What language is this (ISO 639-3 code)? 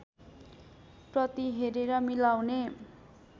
nep